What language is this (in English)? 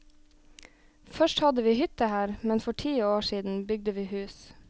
Norwegian